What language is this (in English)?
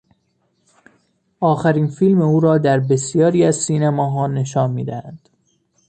Persian